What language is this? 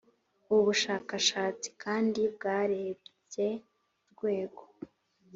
Kinyarwanda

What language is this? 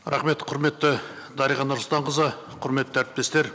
Kazakh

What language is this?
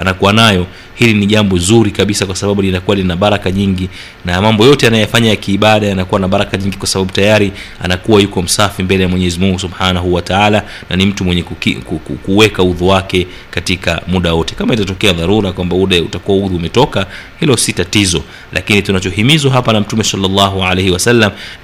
Swahili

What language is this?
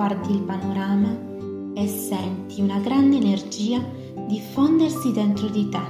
Italian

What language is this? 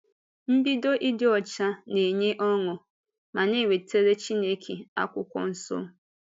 Igbo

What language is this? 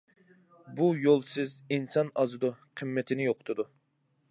Uyghur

